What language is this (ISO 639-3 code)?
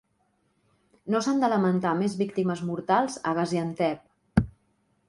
cat